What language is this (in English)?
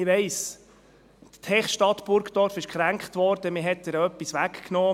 Swiss German